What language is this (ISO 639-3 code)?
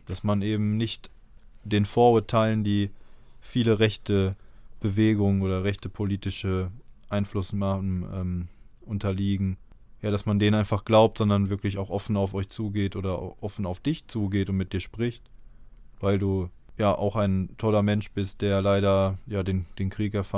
deu